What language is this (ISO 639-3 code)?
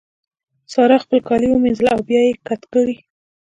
pus